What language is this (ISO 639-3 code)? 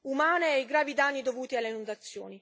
ita